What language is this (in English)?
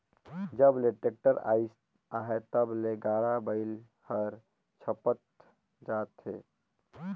Chhattisgarhi